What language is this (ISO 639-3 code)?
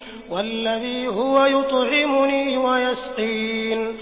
ara